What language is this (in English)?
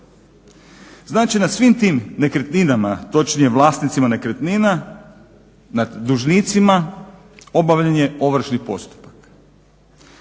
Croatian